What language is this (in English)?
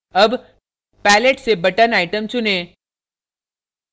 Hindi